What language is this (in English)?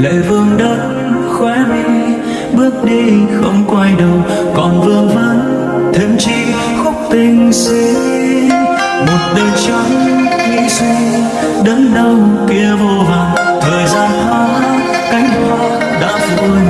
Vietnamese